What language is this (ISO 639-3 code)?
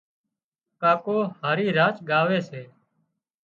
kxp